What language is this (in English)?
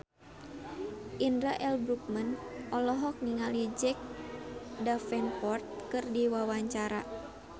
Sundanese